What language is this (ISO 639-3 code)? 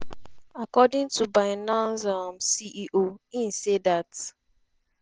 pcm